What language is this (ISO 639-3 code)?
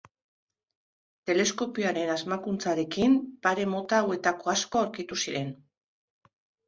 eus